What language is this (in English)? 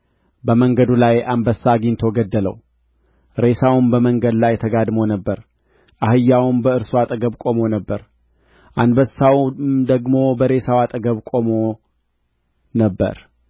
Amharic